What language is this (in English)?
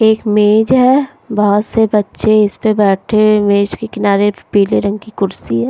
Hindi